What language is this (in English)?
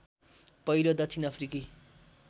Nepali